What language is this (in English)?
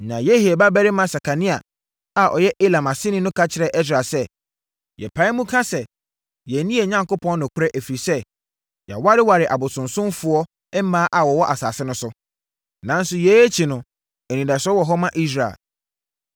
Akan